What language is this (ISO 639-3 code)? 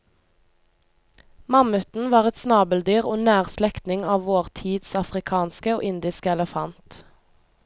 nor